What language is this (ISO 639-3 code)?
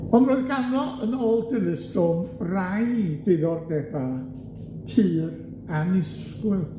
cym